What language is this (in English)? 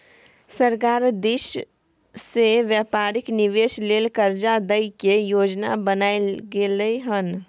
Maithili